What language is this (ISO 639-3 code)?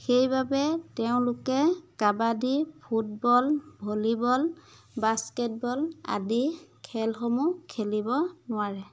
asm